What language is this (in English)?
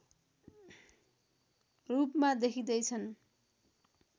Nepali